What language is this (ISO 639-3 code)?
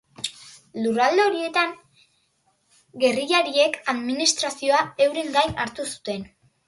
eus